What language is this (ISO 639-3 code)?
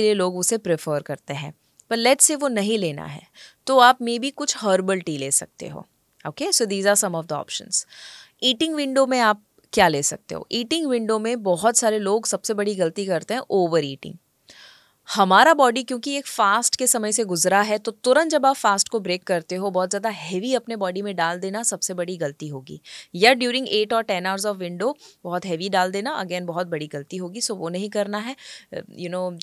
hin